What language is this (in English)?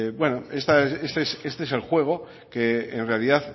Spanish